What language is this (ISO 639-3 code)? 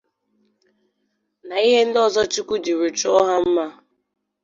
ibo